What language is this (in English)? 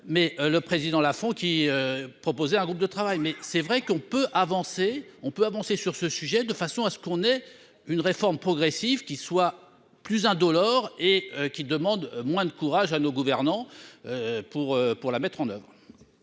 French